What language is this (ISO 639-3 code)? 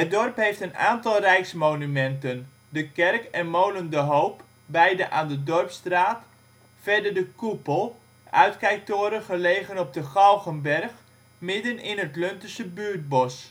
nld